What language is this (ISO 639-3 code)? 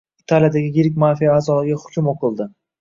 uzb